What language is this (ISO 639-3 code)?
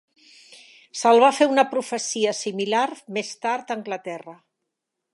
cat